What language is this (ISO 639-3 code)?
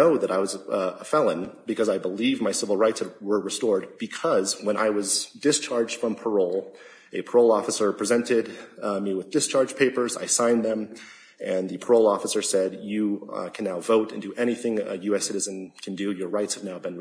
eng